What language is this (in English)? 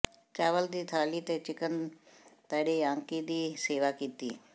Punjabi